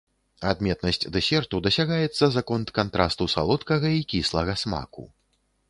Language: Belarusian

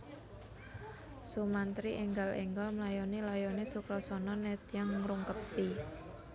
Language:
Javanese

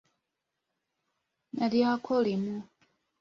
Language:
Ganda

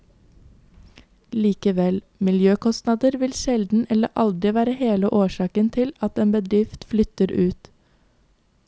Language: Norwegian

